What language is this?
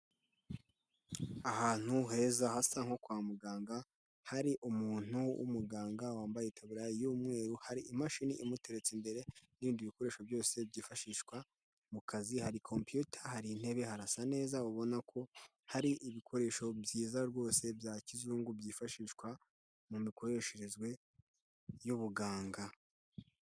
Kinyarwanda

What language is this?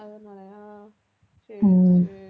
Tamil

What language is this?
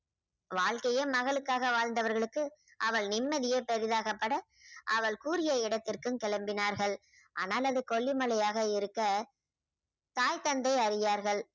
Tamil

